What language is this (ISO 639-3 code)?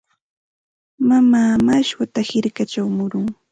qxt